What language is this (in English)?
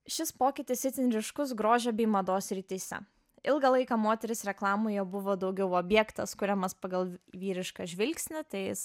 Lithuanian